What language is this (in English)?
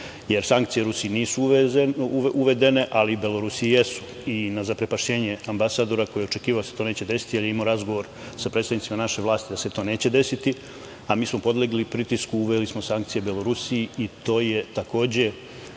Serbian